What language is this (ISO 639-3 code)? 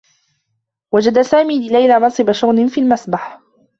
ara